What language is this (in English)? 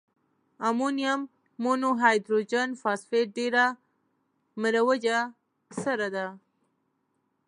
Pashto